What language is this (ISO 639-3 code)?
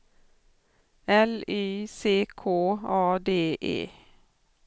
swe